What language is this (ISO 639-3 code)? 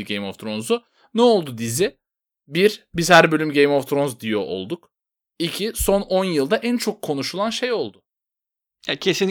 tur